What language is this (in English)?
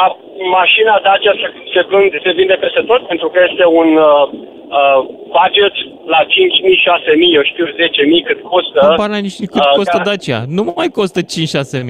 Romanian